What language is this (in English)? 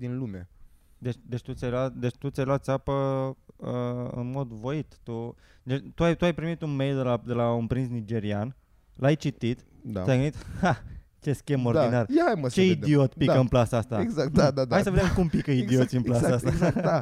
Romanian